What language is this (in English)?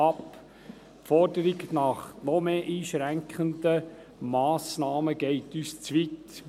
Swiss German